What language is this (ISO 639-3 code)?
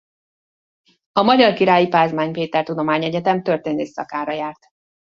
hun